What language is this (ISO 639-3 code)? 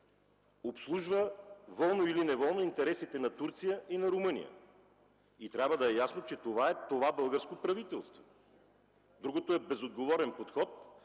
bul